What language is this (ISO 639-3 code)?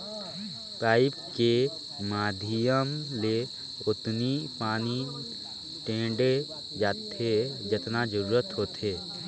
hne